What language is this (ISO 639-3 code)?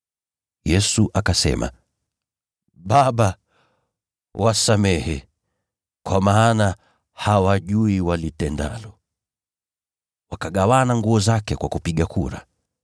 swa